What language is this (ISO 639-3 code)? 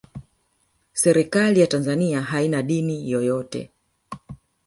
swa